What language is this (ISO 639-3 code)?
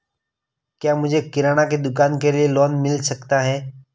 hin